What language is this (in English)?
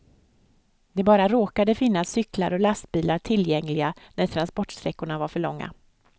Swedish